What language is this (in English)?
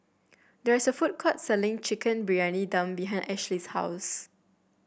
English